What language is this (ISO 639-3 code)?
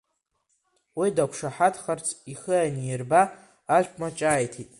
abk